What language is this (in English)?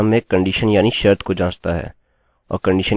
Hindi